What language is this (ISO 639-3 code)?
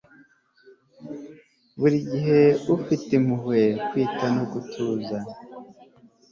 kin